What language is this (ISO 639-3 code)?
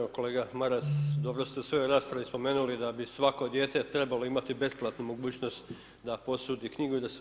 hrv